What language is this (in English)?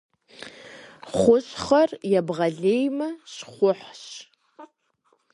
Kabardian